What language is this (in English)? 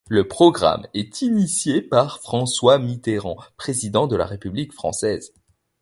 French